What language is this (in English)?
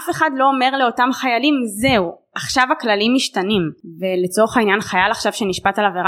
Hebrew